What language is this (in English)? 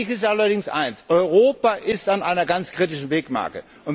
German